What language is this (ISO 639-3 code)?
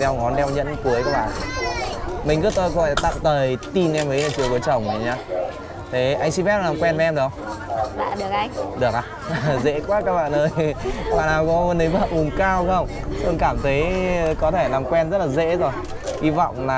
vie